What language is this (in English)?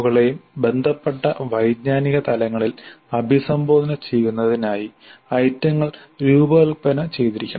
Malayalam